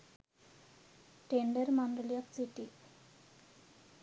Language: Sinhala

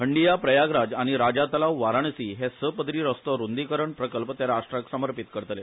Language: Konkani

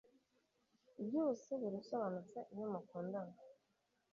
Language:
Kinyarwanda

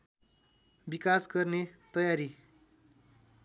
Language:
Nepali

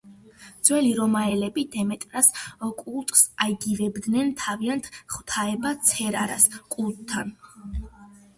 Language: Georgian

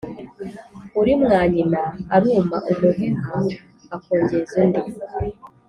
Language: Kinyarwanda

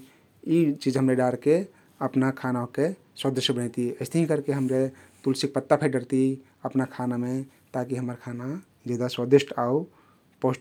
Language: Kathoriya Tharu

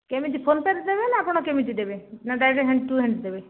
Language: Odia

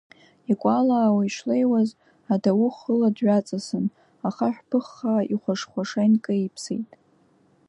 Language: Abkhazian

